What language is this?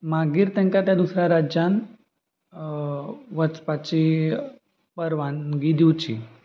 Konkani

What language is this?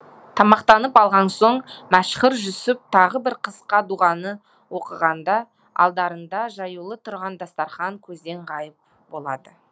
Kazakh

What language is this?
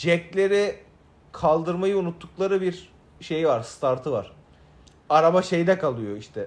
Turkish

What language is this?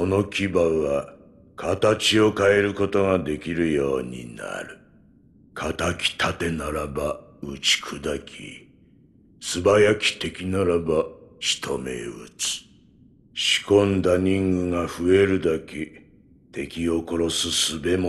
Japanese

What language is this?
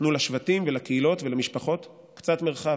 Hebrew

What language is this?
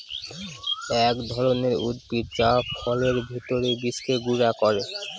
Bangla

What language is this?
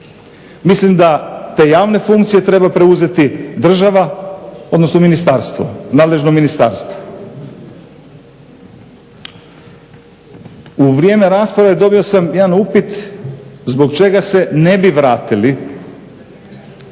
Croatian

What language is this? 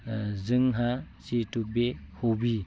Bodo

